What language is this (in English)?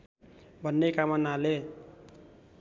Nepali